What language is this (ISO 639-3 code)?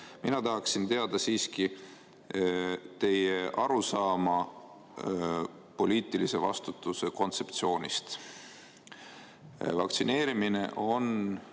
est